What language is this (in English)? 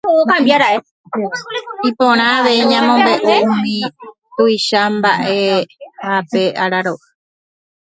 Guarani